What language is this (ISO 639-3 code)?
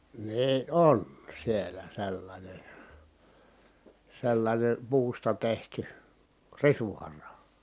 fin